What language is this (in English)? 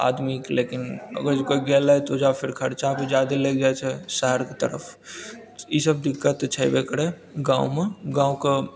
Maithili